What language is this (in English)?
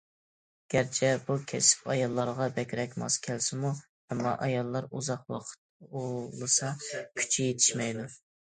Uyghur